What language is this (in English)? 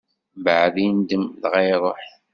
Kabyle